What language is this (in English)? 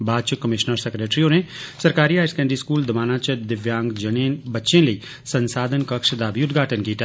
Dogri